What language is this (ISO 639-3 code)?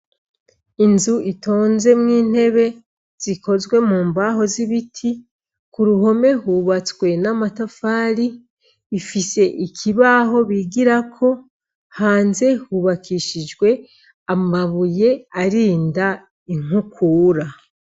run